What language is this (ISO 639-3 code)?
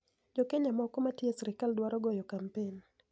luo